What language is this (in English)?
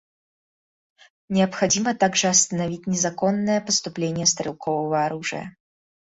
Russian